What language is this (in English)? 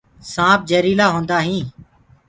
Gurgula